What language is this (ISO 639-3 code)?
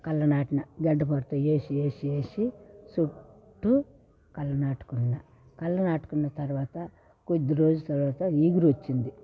tel